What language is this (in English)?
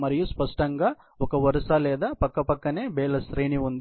Telugu